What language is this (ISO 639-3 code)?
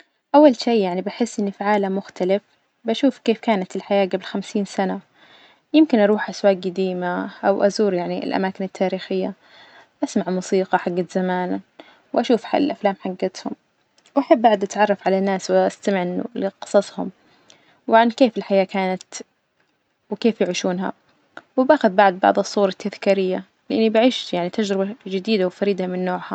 ars